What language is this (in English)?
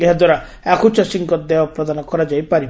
Odia